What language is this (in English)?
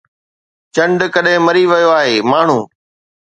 Sindhi